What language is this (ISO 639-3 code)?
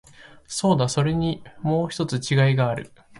jpn